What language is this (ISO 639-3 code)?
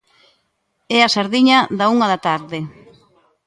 glg